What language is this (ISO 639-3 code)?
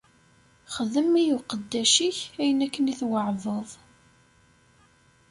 kab